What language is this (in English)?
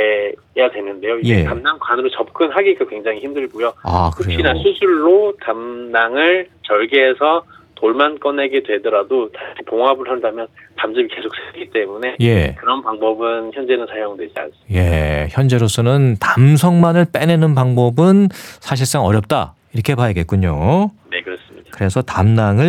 Korean